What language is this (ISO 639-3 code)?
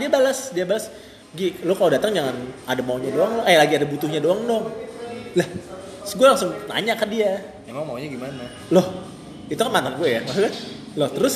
ind